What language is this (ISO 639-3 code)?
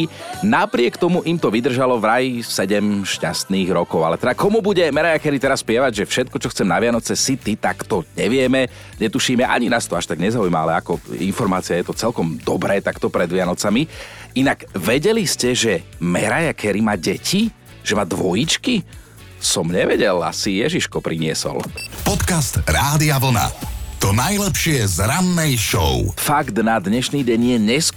slk